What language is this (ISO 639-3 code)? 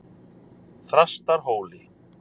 isl